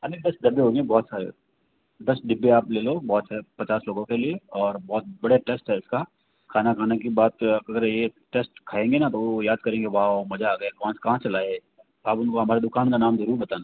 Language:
Hindi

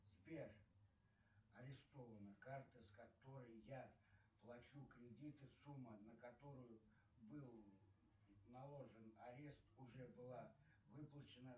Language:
Russian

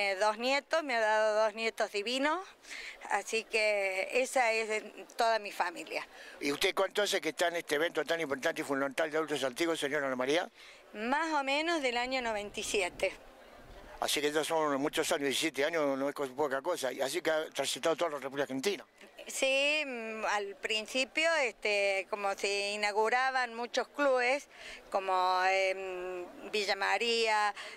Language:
Spanish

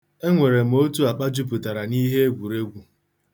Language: Igbo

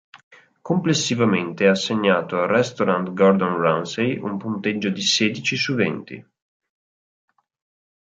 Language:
Italian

